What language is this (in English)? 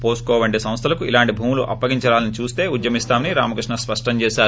Telugu